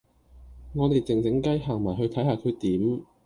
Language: Cantonese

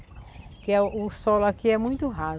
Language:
Portuguese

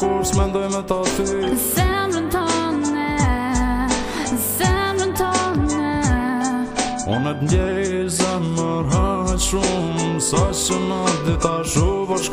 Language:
Ukrainian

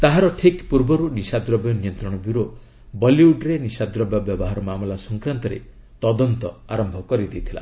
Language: Odia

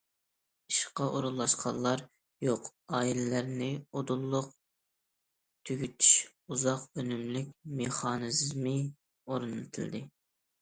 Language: Uyghur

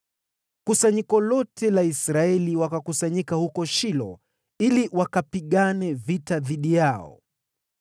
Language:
Swahili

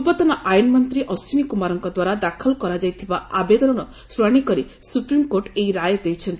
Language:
Odia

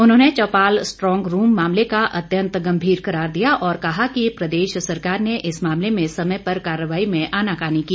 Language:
Hindi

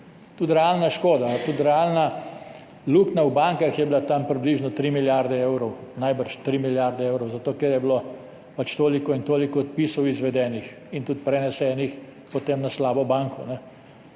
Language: Slovenian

